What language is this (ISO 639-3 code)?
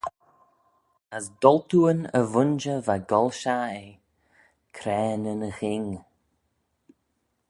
glv